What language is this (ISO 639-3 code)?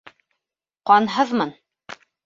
bak